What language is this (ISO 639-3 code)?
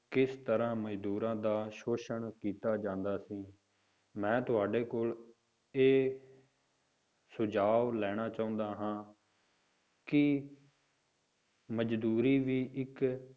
pan